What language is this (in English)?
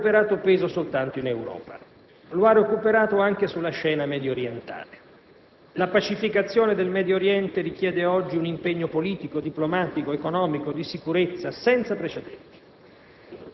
Italian